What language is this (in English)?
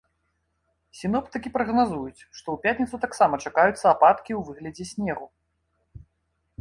Belarusian